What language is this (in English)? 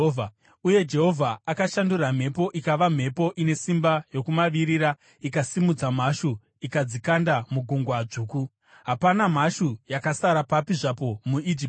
Shona